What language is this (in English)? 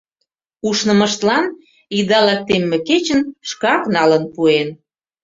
Mari